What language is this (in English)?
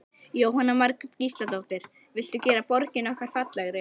Icelandic